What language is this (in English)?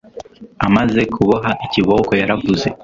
Kinyarwanda